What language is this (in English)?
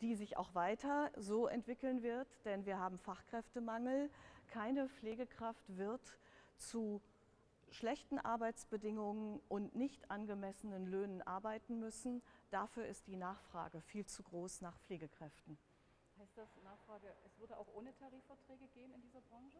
German